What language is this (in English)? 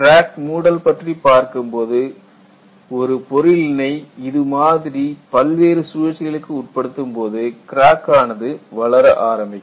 Tamil